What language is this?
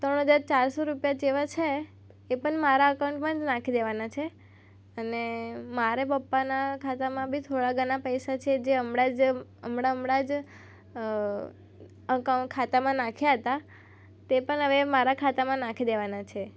Gujarati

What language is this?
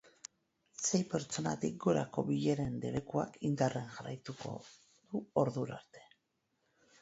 Basque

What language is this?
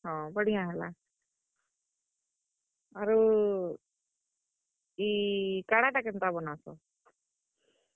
Odia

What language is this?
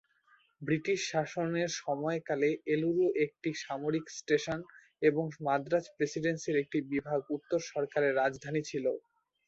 Bangla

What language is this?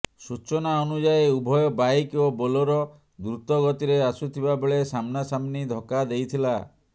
Odia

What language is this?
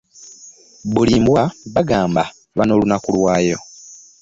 Ganda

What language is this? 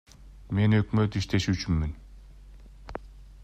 Kyrgyz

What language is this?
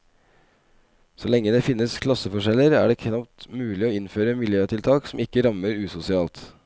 Norwegian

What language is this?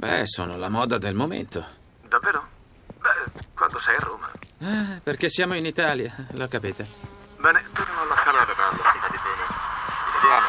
Italian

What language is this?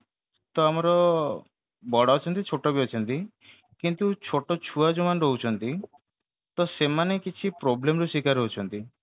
Odia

